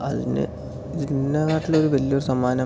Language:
Malayalam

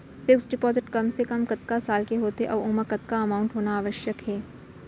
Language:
Chhattisgarhi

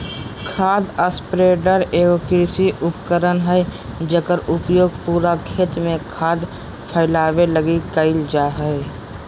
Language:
Magahi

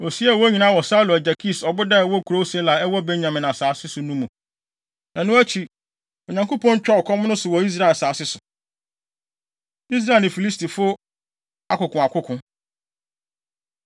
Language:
Akan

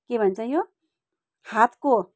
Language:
Nepali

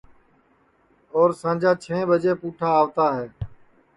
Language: Sansi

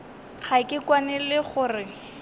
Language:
Northern Sotho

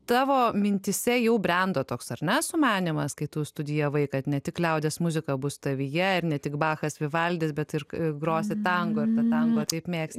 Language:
Lithuanian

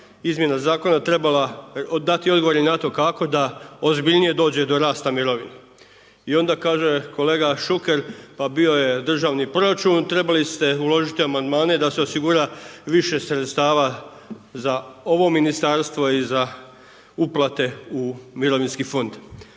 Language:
Croatian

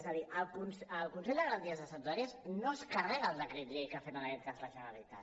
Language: Catalan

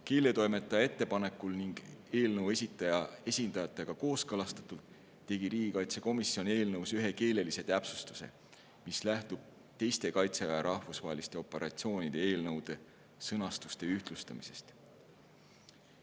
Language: Estonian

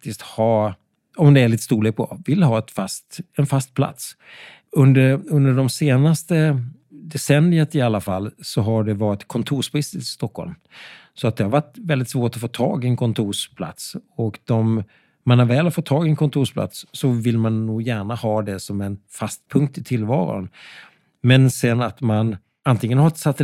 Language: Swedish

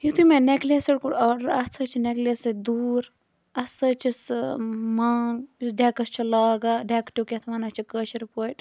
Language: Kashmiri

